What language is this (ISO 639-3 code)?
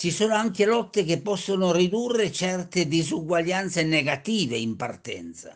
ita